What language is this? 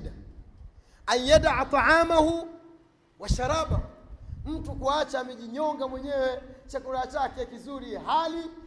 Swahili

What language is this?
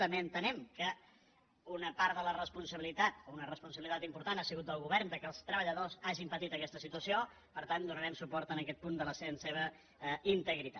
Catalan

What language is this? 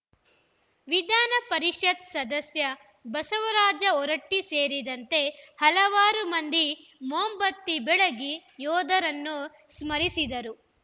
Kannada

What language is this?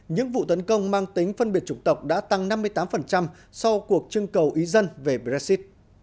Vietnamese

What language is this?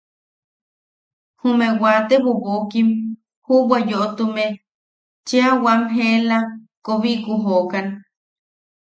Yaqui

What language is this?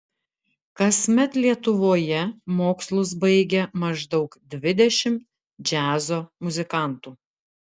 Lithuanian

